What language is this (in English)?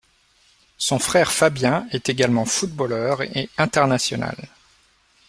French